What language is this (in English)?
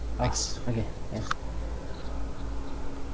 English